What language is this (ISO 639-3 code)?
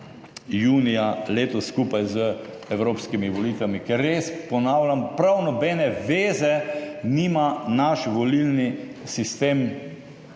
slv